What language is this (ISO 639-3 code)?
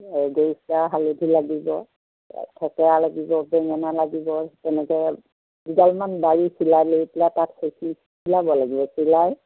asm